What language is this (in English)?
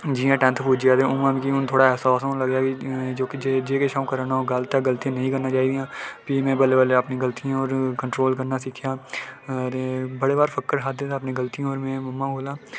Dogri